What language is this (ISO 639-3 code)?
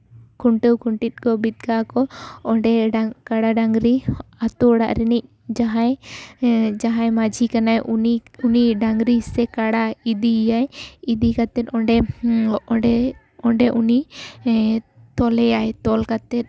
sat